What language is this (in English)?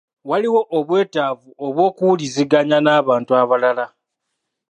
Ganda